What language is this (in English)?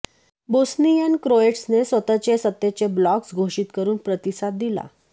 Marathi